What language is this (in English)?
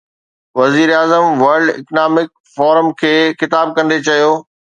Sindhi